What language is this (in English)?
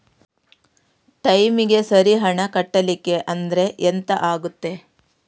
Kannada